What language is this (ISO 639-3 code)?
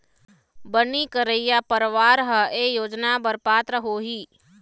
hne